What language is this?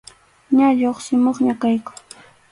Arequipa-La Unión Quechua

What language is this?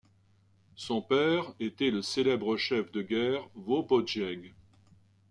French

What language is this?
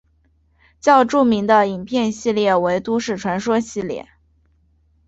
Chinese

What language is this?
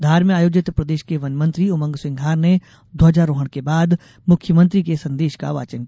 Hindi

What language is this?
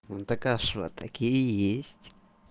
Russian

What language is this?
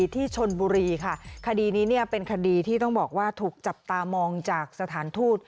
Thai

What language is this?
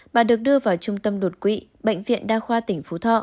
Vietnamese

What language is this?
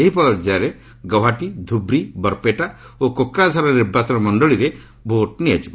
Odia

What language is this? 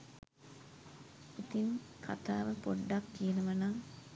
Sinhala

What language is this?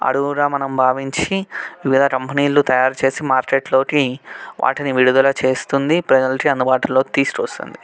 Telugu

